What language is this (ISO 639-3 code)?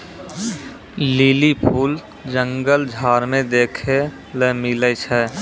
mai